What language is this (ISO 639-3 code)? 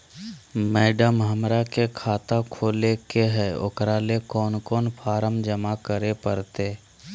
mag